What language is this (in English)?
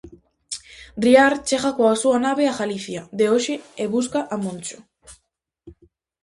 Galician